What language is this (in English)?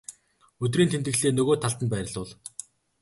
Mongolian